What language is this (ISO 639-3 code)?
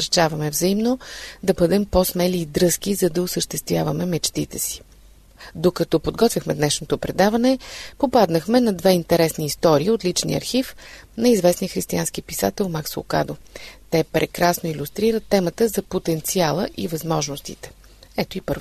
bul